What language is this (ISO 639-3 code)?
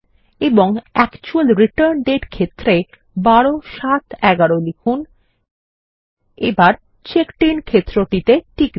ben